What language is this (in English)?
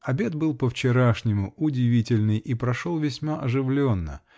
Russian